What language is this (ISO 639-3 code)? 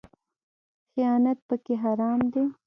pus